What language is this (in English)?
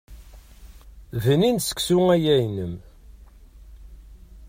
Kabyle